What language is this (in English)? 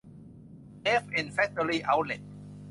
Thai